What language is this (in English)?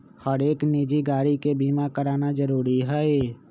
Magahi